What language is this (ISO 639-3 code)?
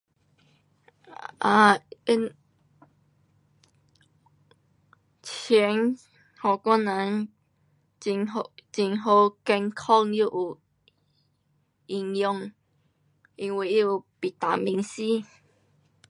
cpx